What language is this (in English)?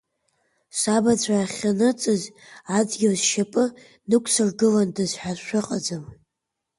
Abkhazian